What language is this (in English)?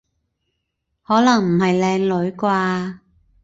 Cantonese